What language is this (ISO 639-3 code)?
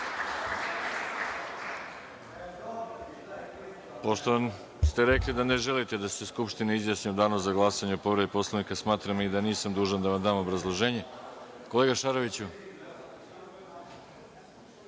srp